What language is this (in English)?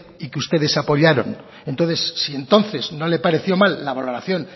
Spanish